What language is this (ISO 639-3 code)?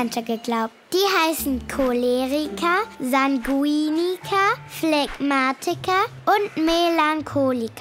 deu